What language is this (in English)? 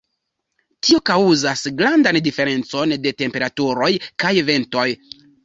Esperanto